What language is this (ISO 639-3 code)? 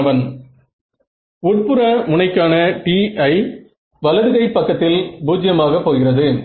tam